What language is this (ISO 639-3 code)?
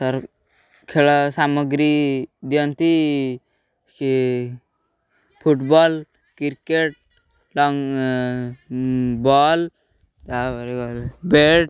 ori